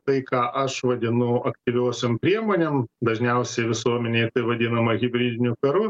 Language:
Lithuanian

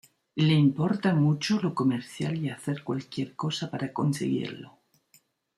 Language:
Spanish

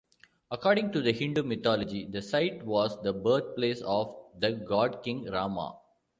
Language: English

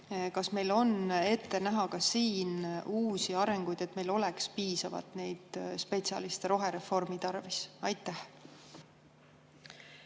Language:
Estonian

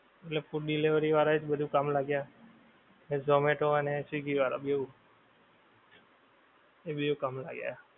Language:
Gujarati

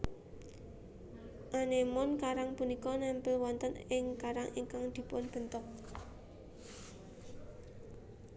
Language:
Javanese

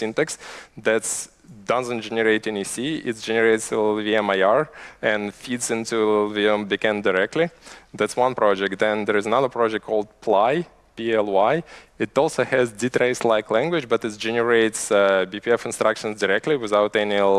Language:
English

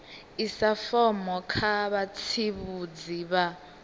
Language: Venda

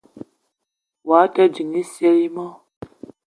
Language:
Eton (Cameroon)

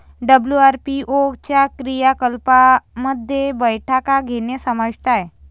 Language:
Marathi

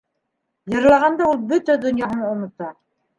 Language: Bashkir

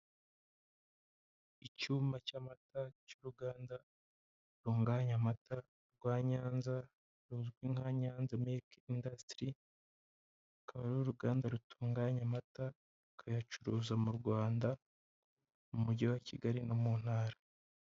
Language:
Kinyarwanda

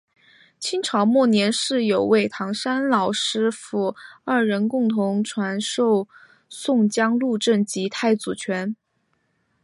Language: Chinese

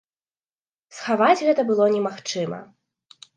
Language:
Belarusian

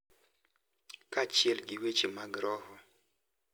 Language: Luo (Kenya and Tanzania)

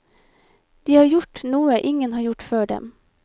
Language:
Norwegian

